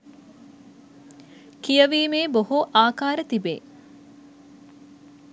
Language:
Sinhala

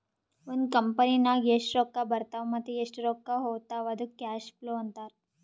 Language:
Kannada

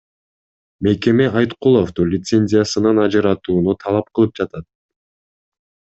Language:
Kyrgyz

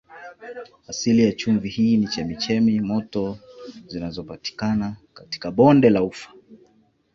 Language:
Swahili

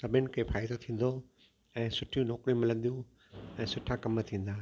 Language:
Sindhi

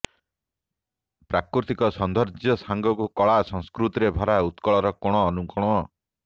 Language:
Odia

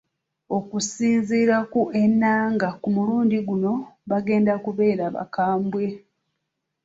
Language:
Ganda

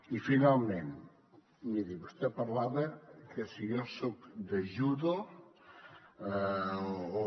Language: Catalan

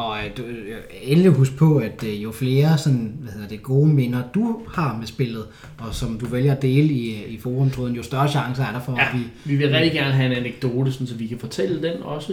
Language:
Danish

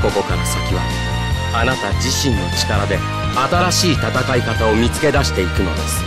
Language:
Japanese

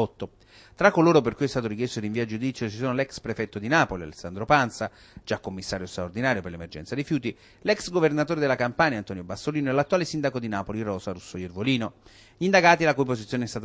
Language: Italian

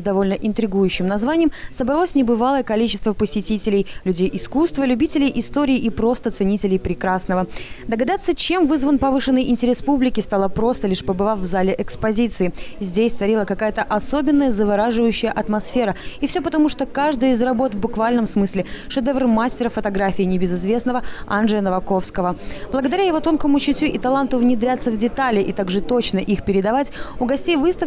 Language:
Russian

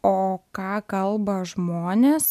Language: Lithuanian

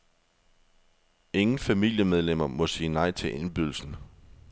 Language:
Danish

